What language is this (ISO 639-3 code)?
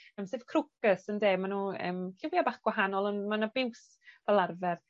cym